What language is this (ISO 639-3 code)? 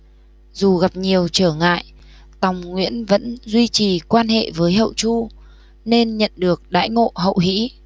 vie